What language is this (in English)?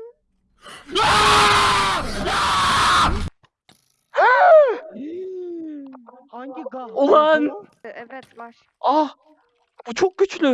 Turkish